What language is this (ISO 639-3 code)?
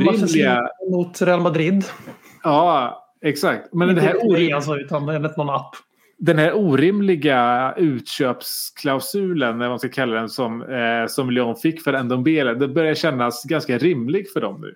swe